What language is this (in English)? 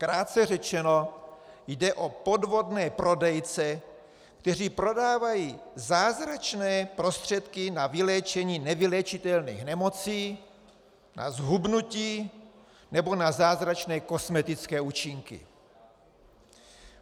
Czech